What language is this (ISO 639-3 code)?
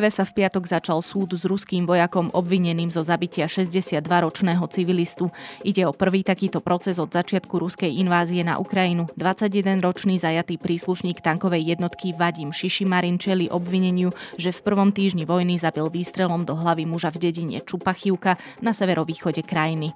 slk